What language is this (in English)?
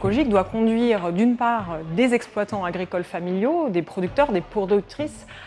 French